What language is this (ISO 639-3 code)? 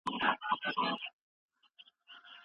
pus